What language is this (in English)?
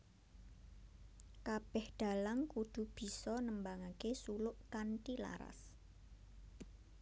Javanese